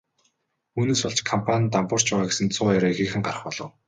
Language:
Mongolian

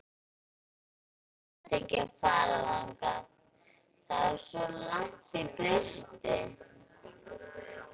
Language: Icelandic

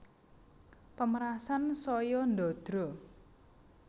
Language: Javanese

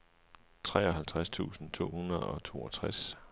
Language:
Danish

